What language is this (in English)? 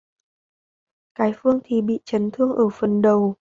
Vietnamese